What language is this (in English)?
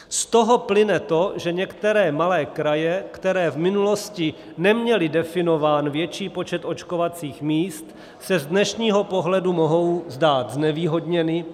Czech